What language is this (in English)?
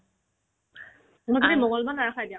Assamese